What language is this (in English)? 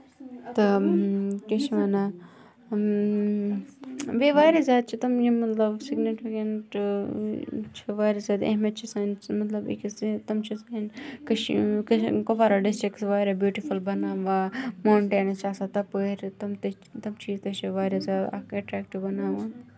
Kashmiri